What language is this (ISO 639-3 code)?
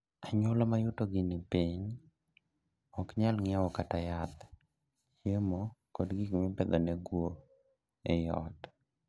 luo